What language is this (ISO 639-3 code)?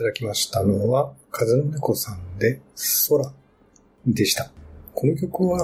jpn